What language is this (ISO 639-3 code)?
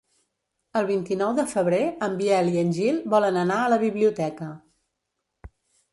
cat